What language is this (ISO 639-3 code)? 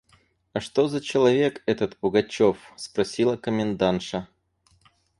rus